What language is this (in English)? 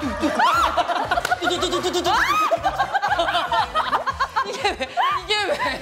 Korean